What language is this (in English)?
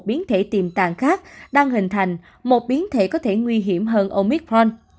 Vietnamese